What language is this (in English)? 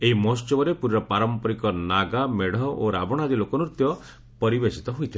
Odia